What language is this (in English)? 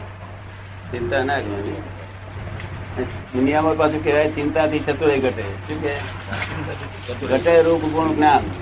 Gujarati